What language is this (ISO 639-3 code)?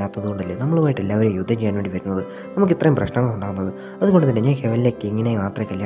ron